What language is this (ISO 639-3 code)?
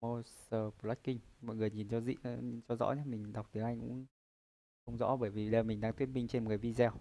vie